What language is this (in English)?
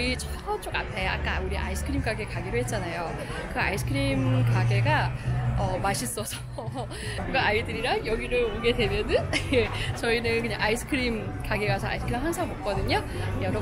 Korean